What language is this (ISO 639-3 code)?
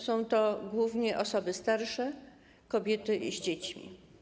pol